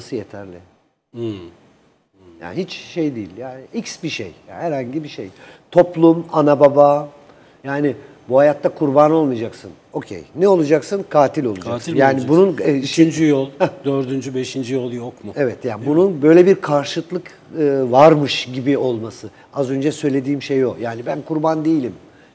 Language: Turkish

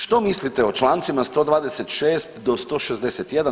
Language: Croatian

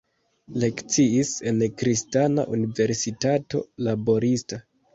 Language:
Esperanto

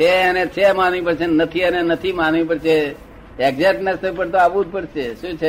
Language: Gujarati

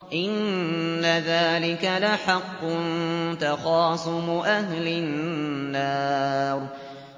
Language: Arabic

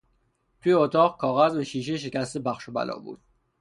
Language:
Persian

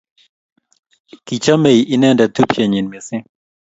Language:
Kalenjin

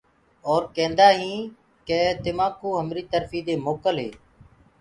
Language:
Gurgula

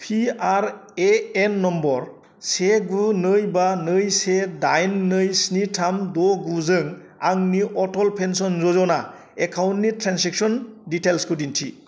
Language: Bodo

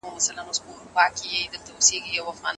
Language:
Pashto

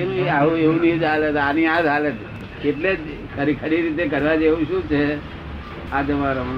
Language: Gujarati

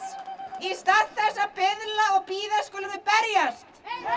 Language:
Icelandic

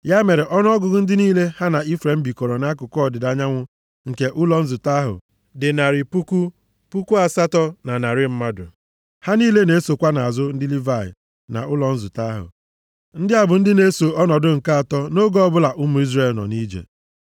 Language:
Igbo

